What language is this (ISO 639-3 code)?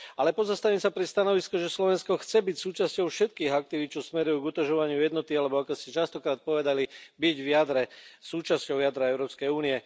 slk